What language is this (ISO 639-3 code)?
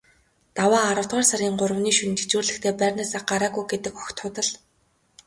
mon